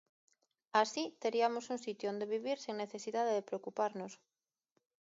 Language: Galician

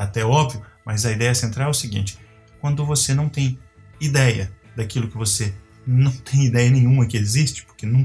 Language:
Portuguese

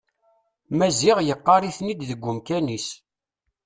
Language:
Kabyle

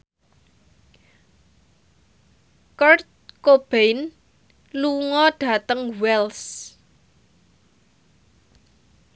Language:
Javanese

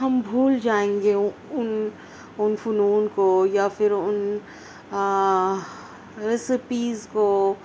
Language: Urdu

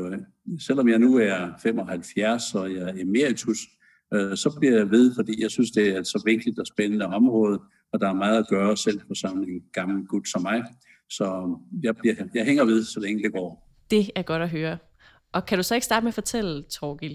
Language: Danish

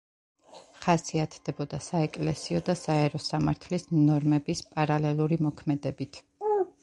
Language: Georgian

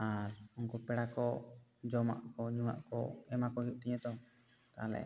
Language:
Santali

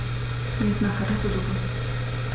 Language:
German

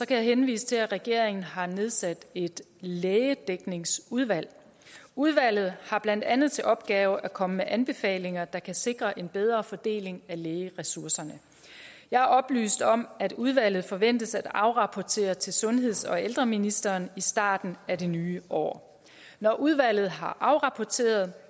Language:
Danish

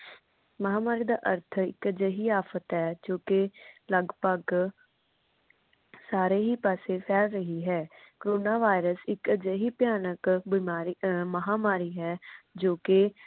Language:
Punjabi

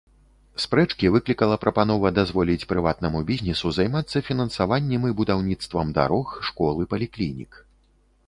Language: Belarusian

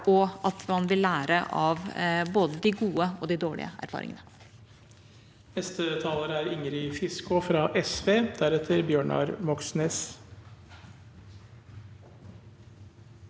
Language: Norwegian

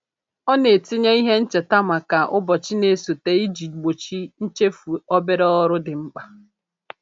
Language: Igbo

